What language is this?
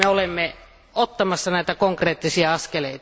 Finnish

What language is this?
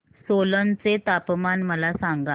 Marathi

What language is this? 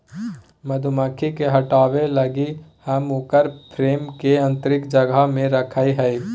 Magahi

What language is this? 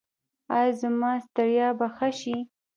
Pashto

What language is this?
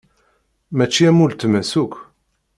Kabyle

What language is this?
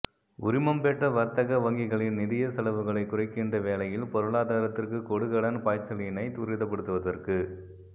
Tamil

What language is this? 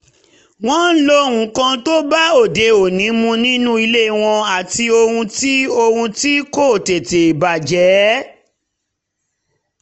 Yoruba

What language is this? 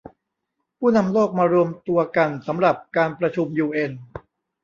Thai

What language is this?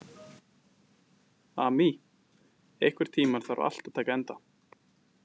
Icelandic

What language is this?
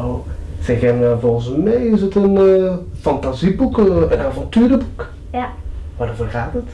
Dutch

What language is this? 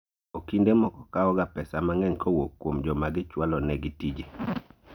Luo (Kenya and Tanzania)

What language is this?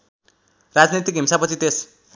Nepali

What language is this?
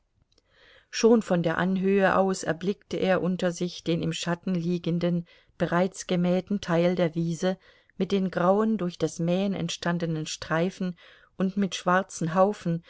German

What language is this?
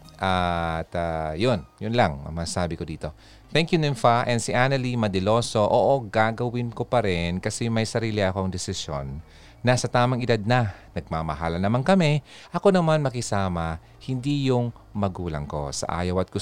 Filipino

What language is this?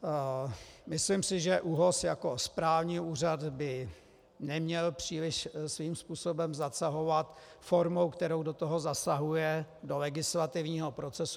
Czech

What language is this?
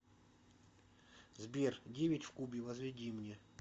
Russian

